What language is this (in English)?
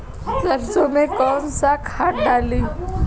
Bhojpuri